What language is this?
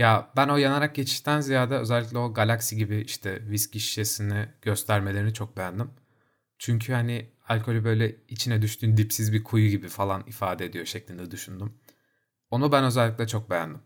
Turkish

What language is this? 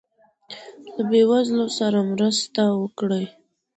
Pashto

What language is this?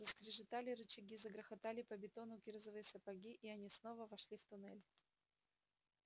Russian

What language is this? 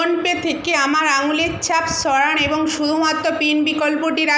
Bangla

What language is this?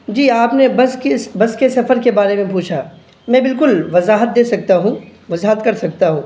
Urdu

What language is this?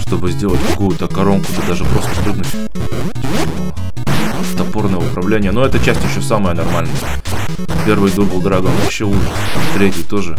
Russian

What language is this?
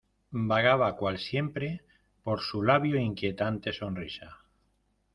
Spanish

